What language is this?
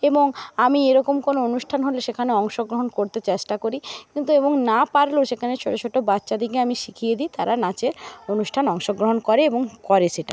Bangla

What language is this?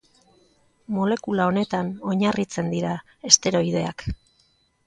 Basque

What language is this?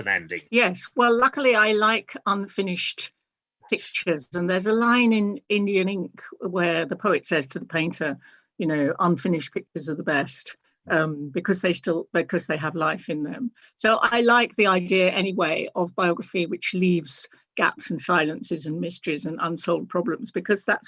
English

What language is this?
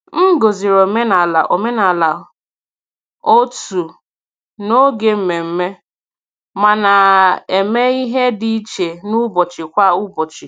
Igbo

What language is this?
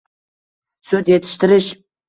Uzbek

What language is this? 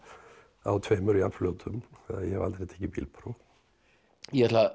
Icelandic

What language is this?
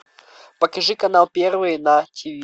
Russian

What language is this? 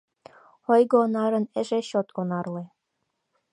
Mari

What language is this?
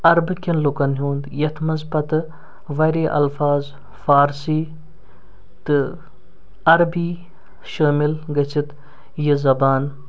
Kashmiri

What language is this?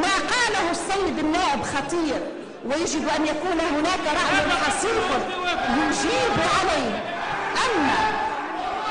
Arabic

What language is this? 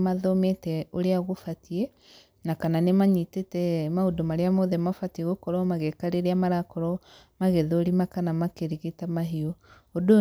Kikuyu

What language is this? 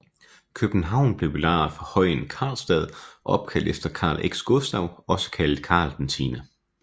Danish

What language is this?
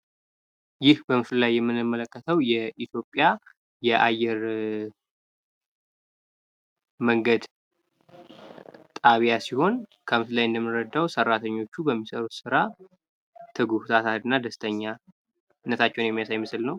Amharic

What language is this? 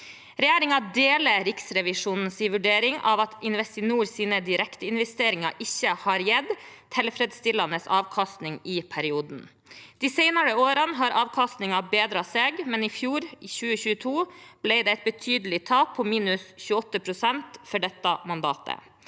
Norwegian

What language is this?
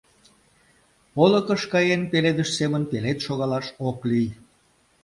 Mari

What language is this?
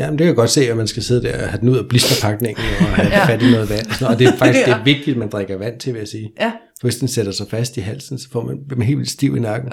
Danish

